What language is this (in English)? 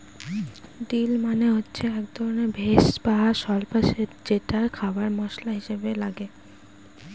Bangla